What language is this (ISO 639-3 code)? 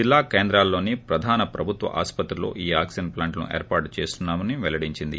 tel